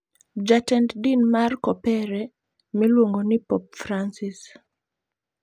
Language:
Luo (Kenya and Tanzania)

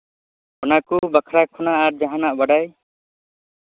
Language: Santali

